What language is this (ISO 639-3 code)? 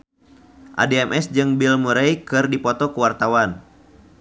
sun